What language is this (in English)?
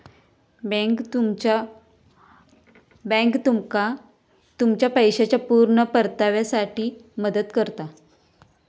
Marathi